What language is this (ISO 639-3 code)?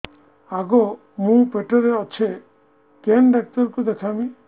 ori